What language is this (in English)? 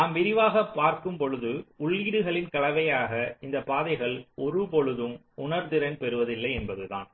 Tamil